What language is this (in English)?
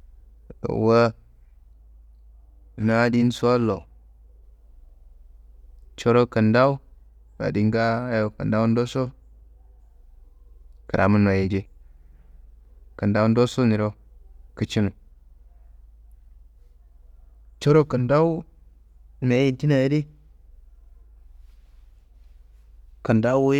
Kanembu